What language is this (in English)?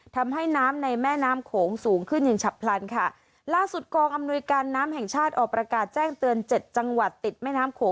Thai